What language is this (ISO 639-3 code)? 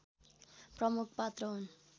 nep